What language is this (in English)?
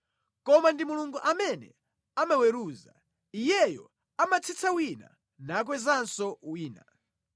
Nyanja